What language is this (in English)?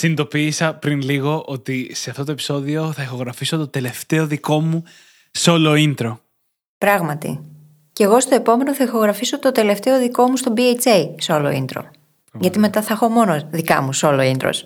Greek